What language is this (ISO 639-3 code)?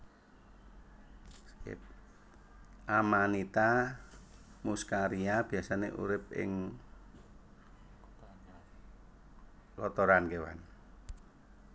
jav